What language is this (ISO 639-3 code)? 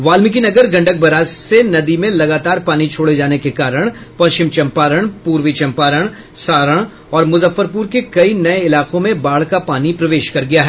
hin